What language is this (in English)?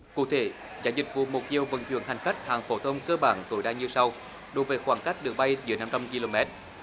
Vietnamese